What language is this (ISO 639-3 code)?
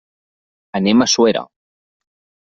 cat